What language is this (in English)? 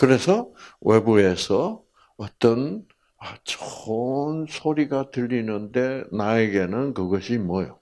Korean